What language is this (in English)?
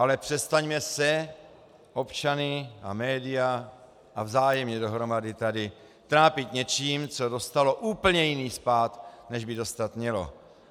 Czech